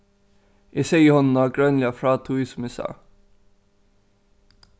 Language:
Faroese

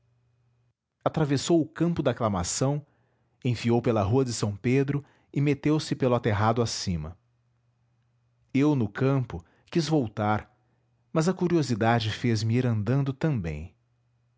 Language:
Portuguese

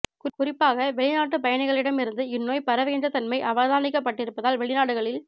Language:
Tamil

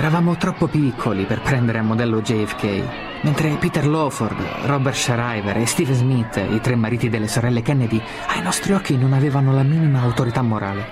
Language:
Italian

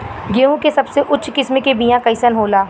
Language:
Bhojpuri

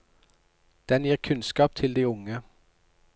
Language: Norwegian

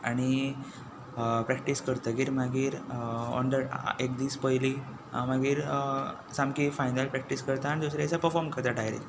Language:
Konkani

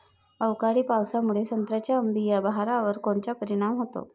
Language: Marathi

